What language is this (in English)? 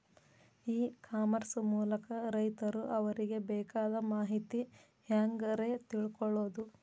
Kannada